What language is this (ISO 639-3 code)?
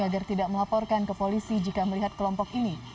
ind